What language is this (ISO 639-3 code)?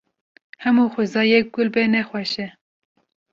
kur